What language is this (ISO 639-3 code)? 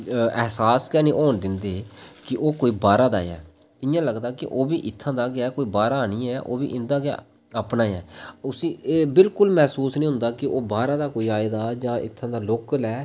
doi